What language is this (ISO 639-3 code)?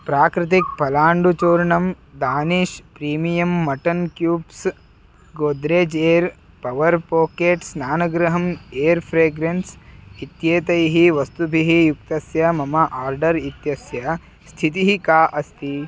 san